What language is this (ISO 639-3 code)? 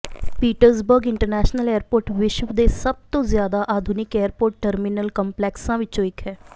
pan